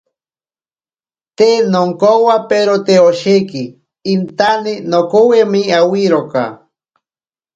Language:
Ashéninka Perené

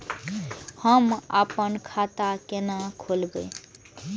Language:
Maithili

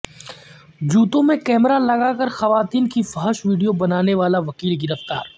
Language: Urdu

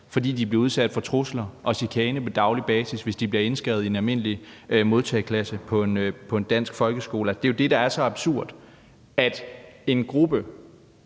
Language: Danish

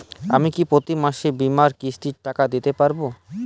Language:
Bangla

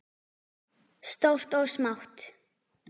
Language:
Icelandic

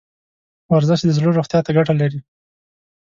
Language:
Pashto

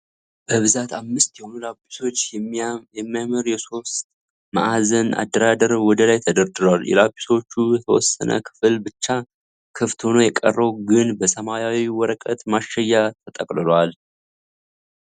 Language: Amharic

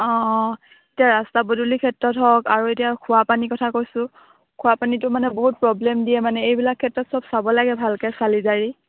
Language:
Assamese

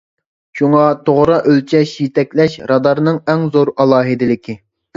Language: Uyghur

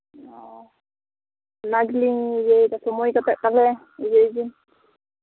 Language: Santali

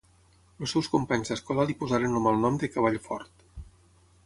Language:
Catalan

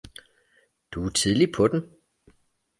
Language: Danish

